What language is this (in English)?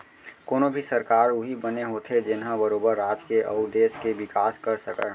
Chhattisgarhi